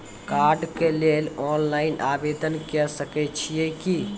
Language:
Maithili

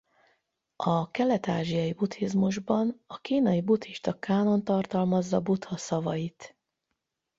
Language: Hungarian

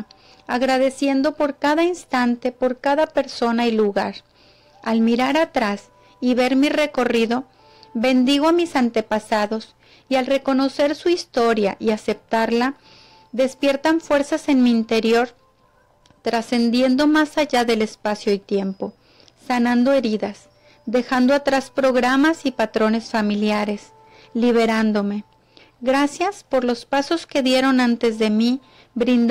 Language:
Spanish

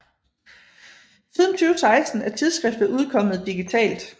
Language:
Danish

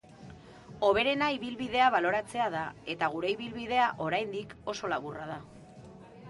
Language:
Basque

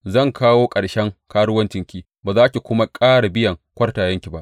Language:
Hausa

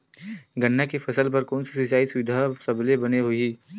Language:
Chhattisgarhi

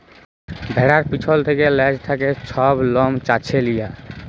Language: Bangla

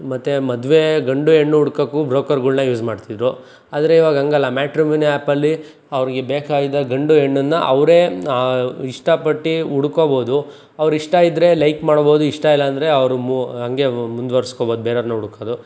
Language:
Kannada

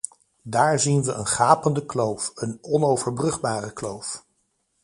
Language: Dutch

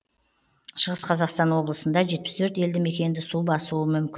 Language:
Kazakh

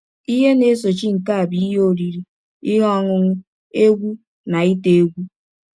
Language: Igbo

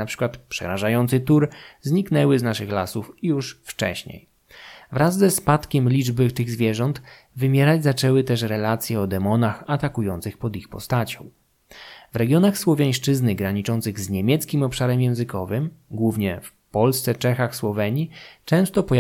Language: Polish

